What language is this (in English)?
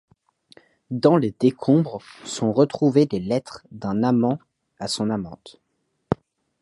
French